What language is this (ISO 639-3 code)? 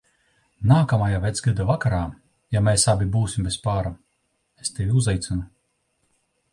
lav